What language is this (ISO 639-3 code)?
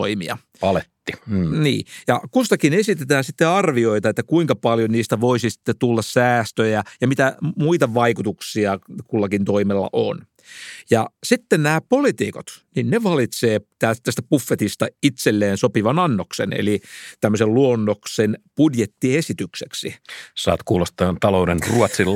fin